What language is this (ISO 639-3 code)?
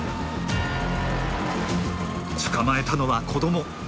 jpn